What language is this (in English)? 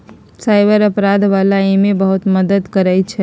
Magahi